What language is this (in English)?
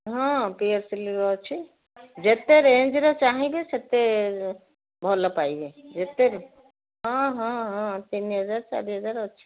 Odia